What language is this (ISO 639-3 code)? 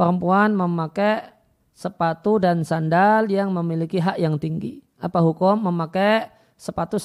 ind